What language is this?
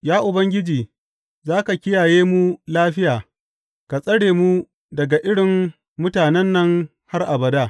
Hausa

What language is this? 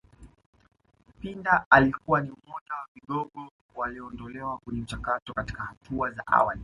Swahili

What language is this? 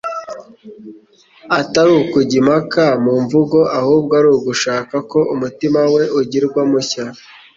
Kinyarwanda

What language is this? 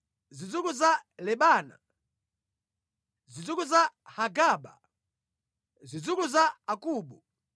Nyanja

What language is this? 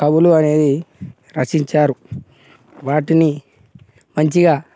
Telugu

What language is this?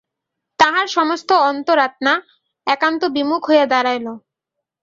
Bangla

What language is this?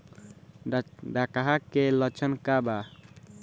Bhojpuri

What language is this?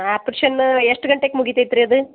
Kannada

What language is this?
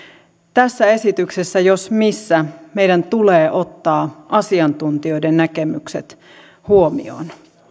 Finnish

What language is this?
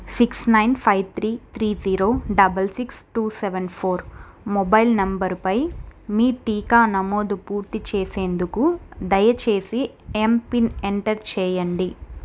Telugu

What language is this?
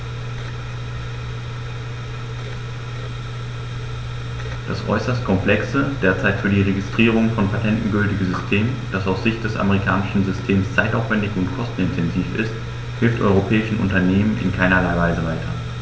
German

